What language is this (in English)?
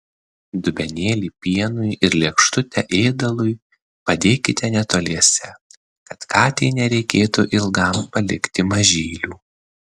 Lithuanian